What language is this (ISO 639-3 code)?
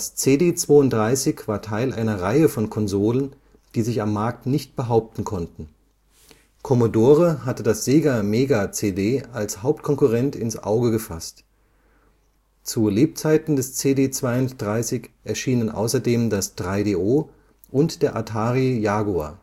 deu